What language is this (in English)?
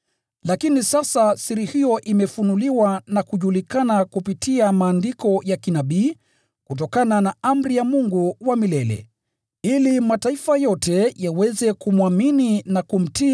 Swahili